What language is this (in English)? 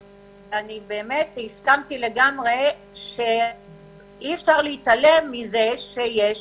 Hebrew